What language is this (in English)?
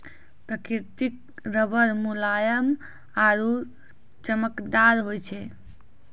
Maithili